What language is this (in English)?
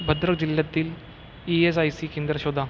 Marathi